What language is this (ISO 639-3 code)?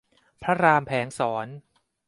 tha